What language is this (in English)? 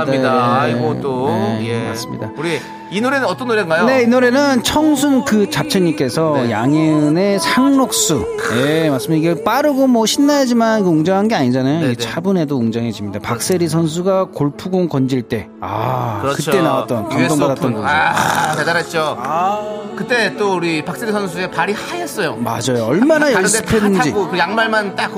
Korean